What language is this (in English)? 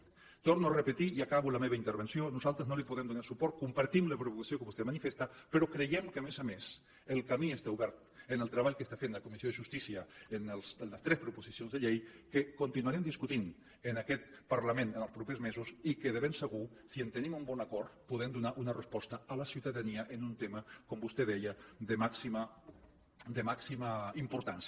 Catalan